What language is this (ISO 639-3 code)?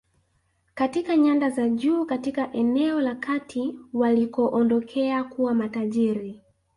swa